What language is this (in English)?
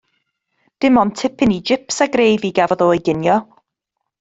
Welsh